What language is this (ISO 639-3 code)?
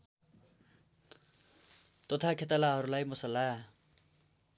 nep